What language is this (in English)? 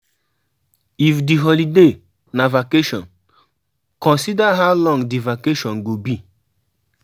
Nigerian Pidgin